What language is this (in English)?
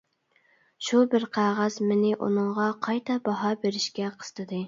Uyghur